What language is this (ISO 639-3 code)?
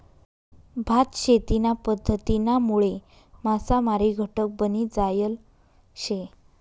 mar